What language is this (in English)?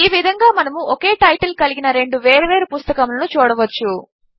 Telugu